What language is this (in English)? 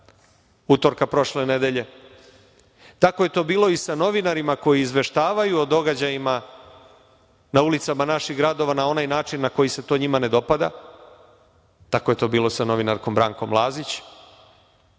Serbian